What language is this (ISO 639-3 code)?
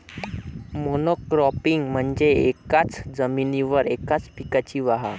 mar